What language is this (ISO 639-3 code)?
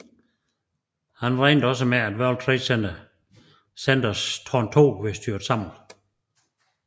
dan